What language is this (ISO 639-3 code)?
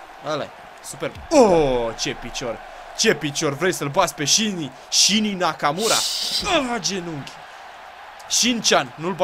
ron